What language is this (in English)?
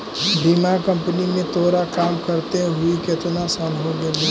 Magahi